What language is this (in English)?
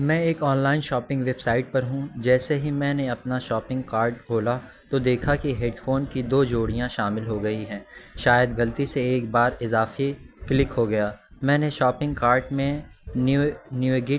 Urdu